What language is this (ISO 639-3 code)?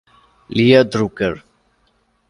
ita